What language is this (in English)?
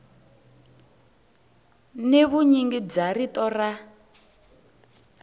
Tsonga